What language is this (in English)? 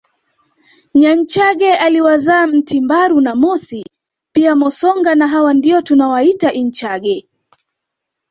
Swahili